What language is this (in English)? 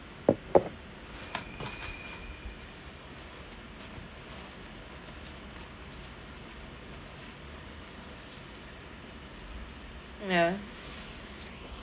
English